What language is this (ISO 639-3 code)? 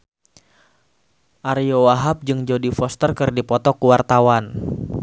sun